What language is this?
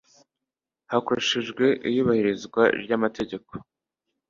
Kinyarwanda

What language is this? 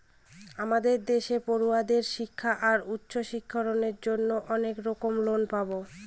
Bangla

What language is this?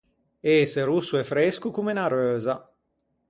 Ligurian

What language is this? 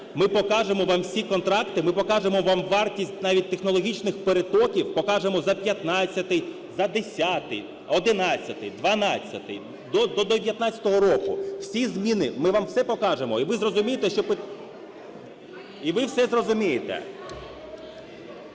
Ukrainian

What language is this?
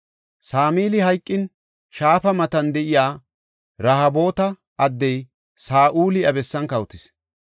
Gofa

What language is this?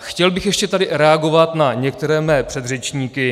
Czech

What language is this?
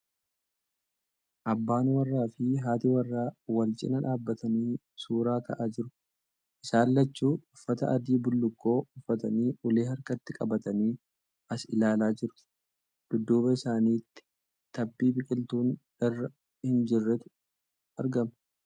Oromo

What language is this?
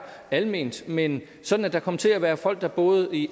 Danish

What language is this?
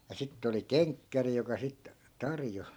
Finnish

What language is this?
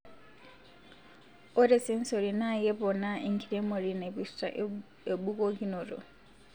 Masai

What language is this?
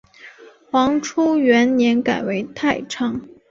Chinese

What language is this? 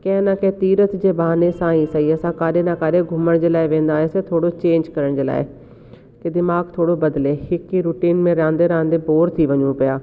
Sindhi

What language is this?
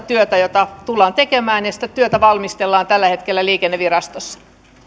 Finnish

